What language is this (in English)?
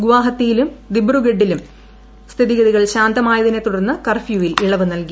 Malayalam